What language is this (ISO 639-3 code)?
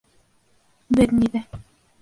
bak